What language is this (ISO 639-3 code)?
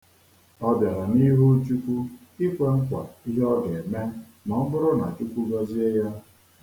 ibo